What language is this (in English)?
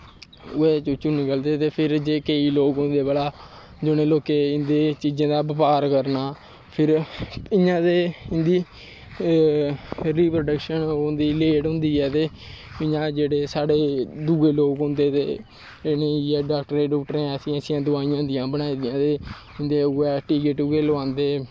Dogri